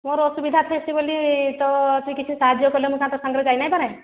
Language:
Odia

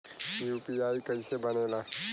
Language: Bhojpuri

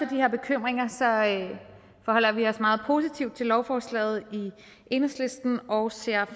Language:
Danish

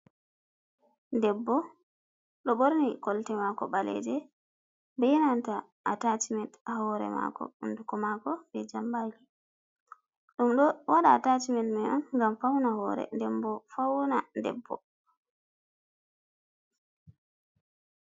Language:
Fula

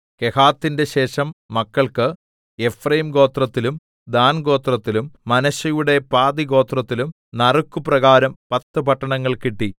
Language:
Malayalam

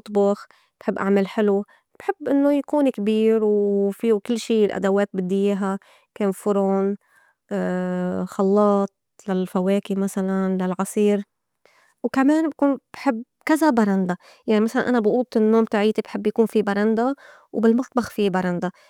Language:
North Levantine Arabic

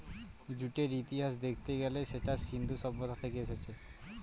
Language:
Bangla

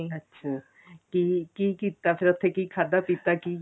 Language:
Punjabi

